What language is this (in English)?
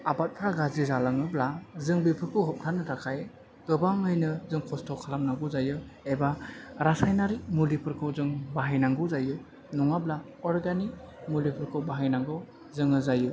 Bodo